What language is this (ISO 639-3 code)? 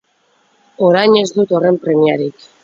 eus